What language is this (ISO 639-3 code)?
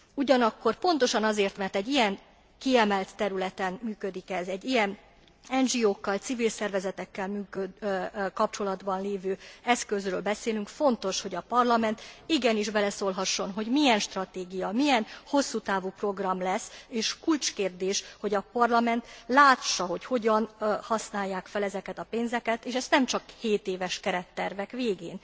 hun